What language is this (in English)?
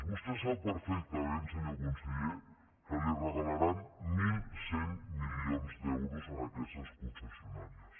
Catalan